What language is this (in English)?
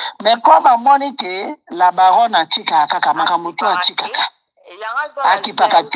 French